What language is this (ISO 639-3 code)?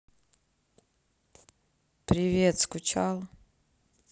rus